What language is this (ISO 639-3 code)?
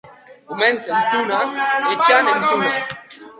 eus